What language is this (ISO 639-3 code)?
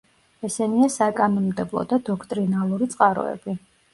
kat